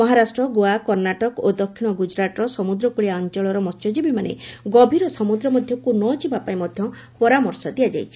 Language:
Odia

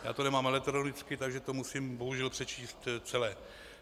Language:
Czech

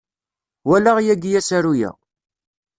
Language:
Kabyle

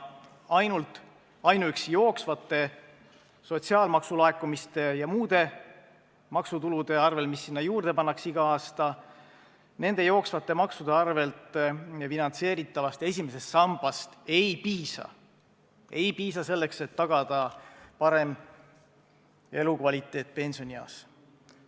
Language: Estonian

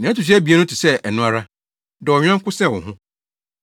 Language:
Akan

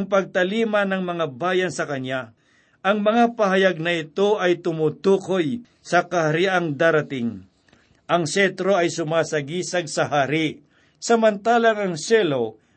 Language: Filipino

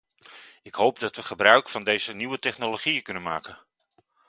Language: Dutch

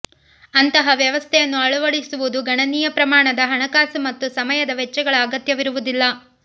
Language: Kannada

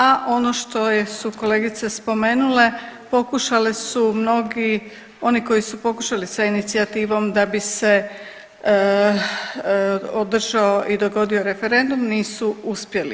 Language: Croatian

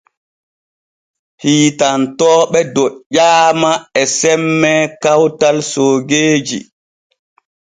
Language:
Borgu Fulfulde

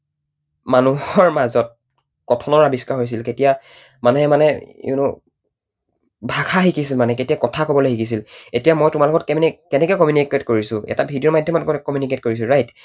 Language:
Assamese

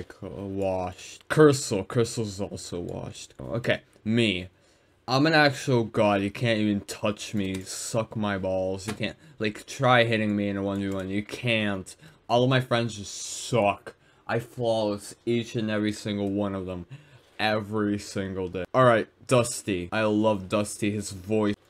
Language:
English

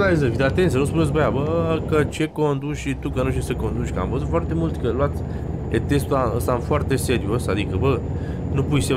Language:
Romanian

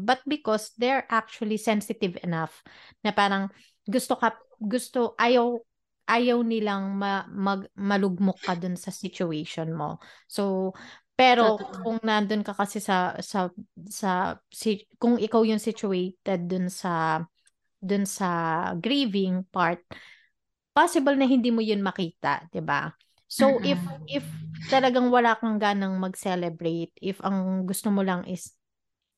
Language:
Filipino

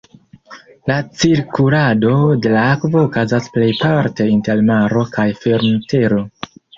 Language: Esperanto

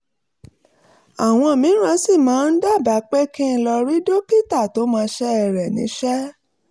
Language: Yoruba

